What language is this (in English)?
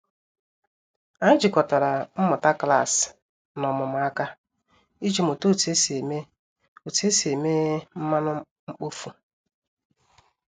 Igbo